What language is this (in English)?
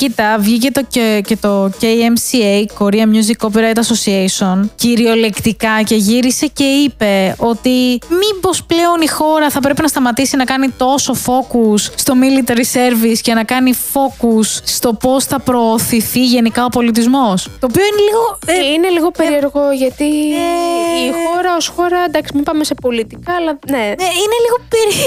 Greek